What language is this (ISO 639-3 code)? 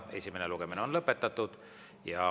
est